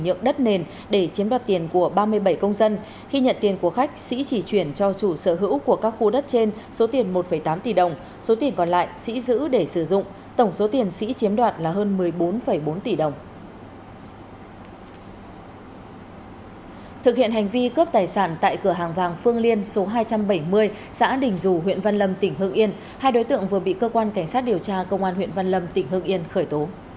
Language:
Vietnamese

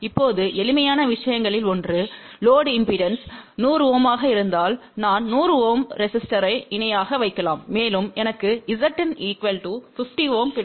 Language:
Tamil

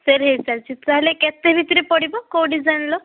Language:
Odia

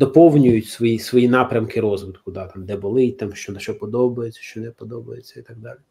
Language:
Ukrainian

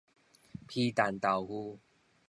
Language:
Min Nan Chinese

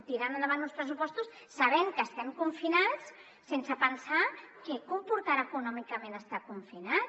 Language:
Catalan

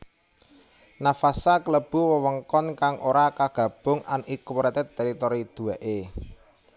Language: Javanese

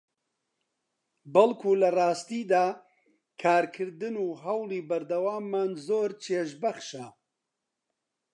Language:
Central Kurdish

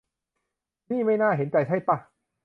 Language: Thai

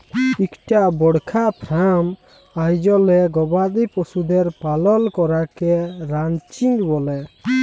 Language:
Bangla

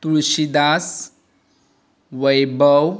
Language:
Konkani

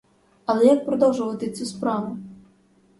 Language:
Ukrainian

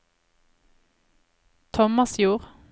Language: Norwegian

